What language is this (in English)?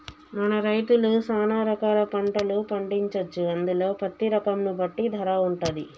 Telugu